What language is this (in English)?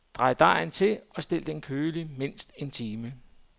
Danish